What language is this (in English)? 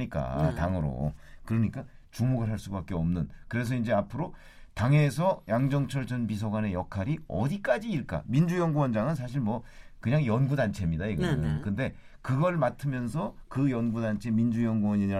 Korean